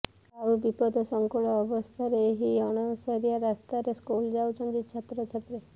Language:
Odia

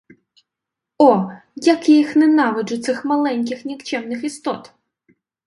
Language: Ukrainian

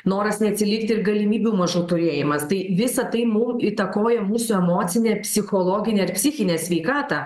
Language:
Lithuanian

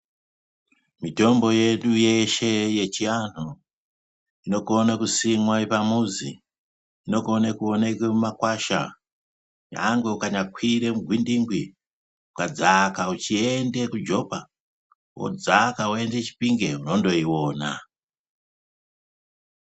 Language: Ndau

